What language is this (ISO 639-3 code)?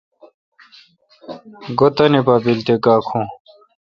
xka